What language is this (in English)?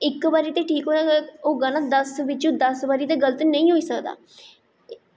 Dogri